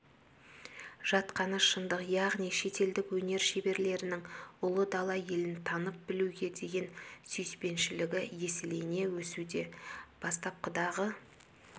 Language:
Kazakh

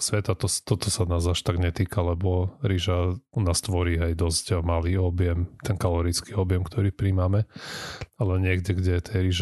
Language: Slovak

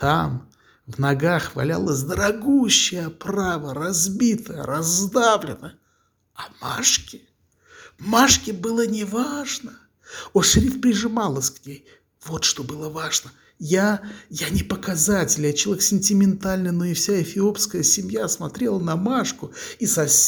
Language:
Russian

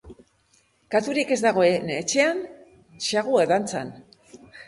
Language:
Basque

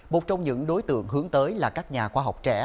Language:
Vietnamese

